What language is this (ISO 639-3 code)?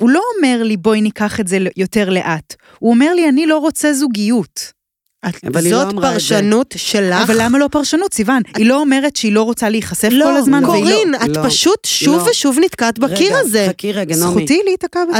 heb